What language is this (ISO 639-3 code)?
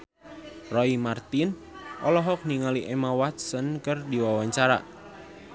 sun